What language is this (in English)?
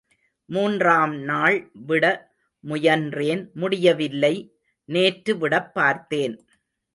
Tamil